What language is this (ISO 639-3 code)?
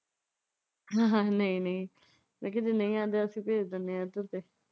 pan